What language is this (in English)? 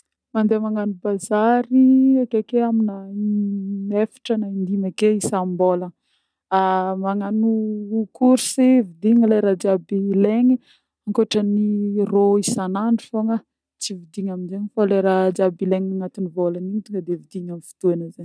Northern Betsimisaraka Malagasy